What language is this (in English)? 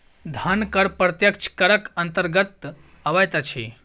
Maithili